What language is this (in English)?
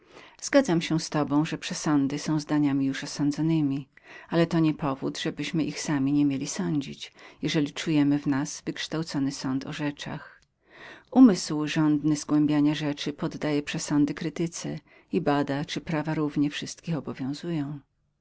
Polish